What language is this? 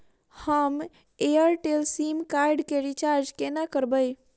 Maithili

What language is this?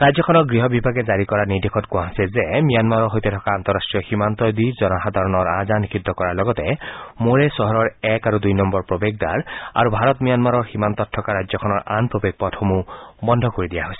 Assamese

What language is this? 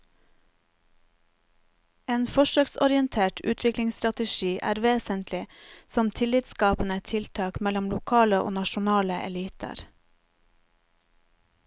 Norwegian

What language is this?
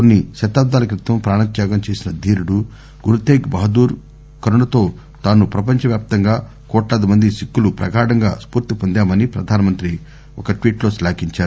Telugu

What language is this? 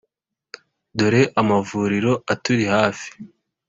Kinyarwanda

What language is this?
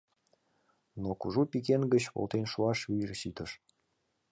Mari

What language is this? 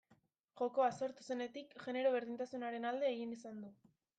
Basque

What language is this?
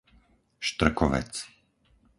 Slovak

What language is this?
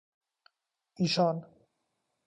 Persian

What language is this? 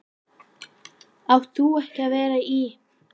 Icelandic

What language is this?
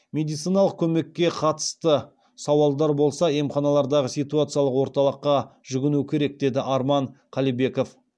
Kazakh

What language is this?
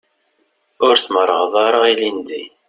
Kabyle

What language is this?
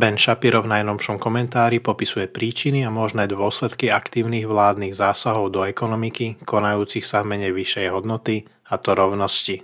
Slovak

